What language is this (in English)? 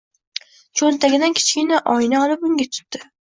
Uzbek